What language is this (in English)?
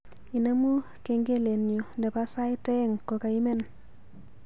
Kalenjin